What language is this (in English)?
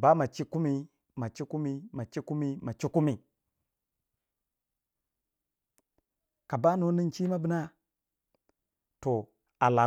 Waja